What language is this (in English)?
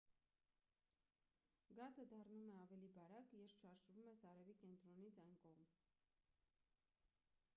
Armenian